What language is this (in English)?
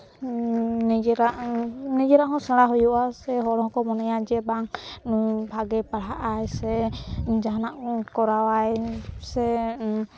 Santali